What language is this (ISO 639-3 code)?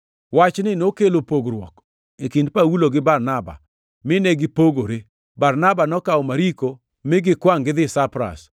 luo